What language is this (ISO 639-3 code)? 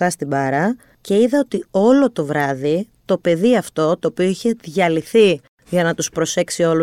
ell